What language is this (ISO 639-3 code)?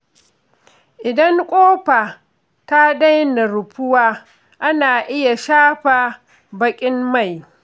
hau